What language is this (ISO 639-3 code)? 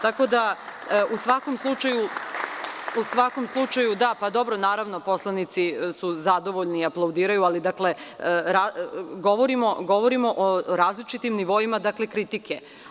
srp